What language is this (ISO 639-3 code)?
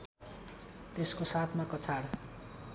nep